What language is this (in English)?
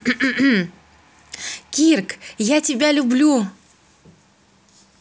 Russian